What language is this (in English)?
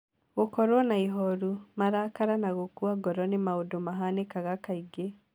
Kikuyu